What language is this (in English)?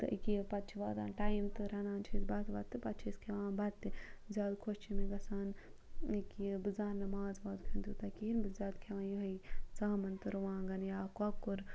Kashmiri